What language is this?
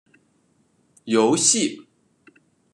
Chinese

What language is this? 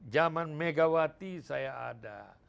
Indonesian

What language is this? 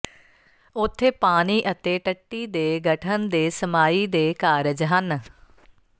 Punjabi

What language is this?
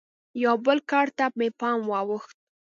Pashto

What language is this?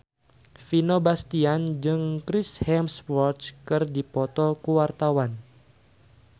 Sundanese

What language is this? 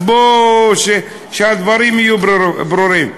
Hebrew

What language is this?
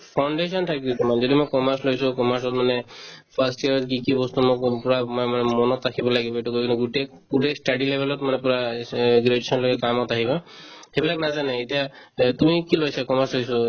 Assamese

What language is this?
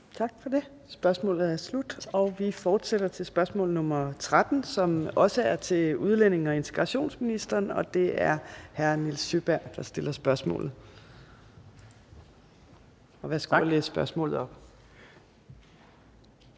Danish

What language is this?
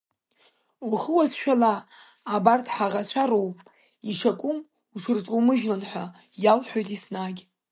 Abkhazian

